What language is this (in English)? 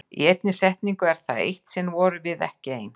Icelandic